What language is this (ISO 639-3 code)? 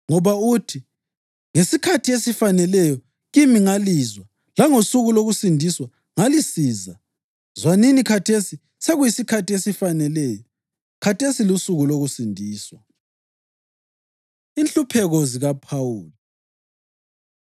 nde